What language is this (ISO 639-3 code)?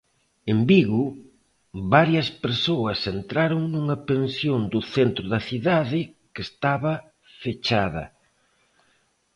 glg